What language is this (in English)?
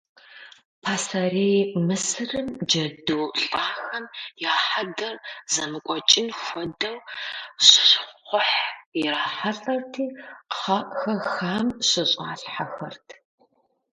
Kabardian